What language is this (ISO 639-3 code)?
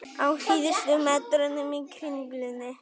isl